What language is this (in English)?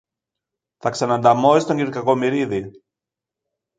Greek